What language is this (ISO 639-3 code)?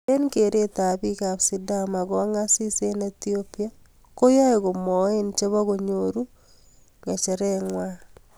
kln